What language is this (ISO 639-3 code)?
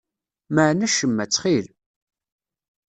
kab